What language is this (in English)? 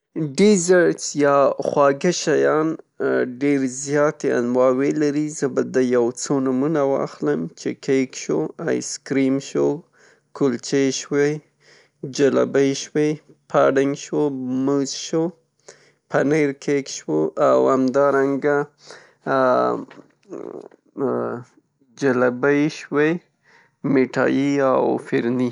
Pashto